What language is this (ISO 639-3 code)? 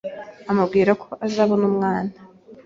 kin